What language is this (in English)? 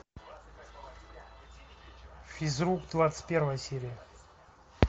Russian